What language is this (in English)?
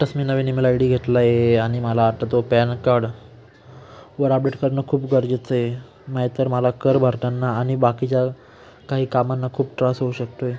Marathi